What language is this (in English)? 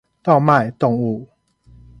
Chinese